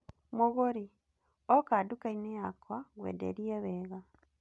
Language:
Kikuyu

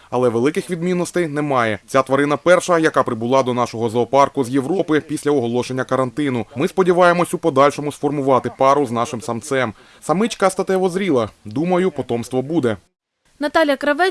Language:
Ukrainian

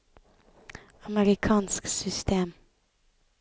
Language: Norwegian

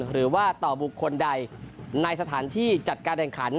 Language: Thai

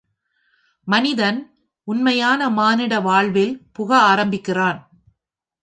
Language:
Tamil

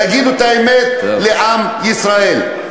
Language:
Hebrew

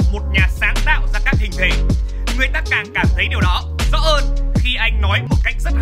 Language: Vietnamese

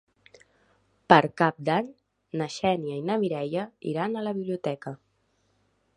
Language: Catalan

